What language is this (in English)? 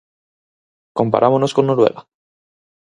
Galician